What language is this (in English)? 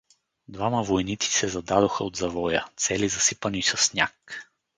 Bulgarian